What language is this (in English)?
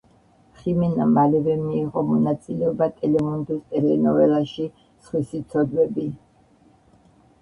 Georgian